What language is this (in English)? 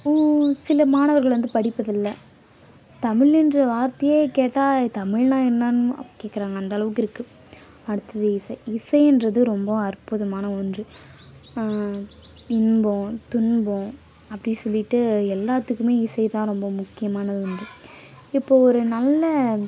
Tamil